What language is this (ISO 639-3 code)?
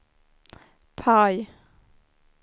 swe